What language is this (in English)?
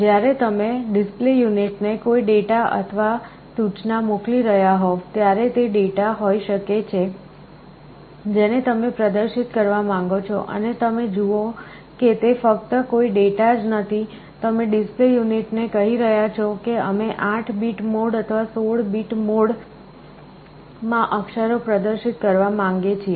Gujarati